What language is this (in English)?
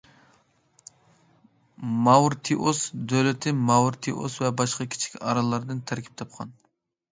Uyghur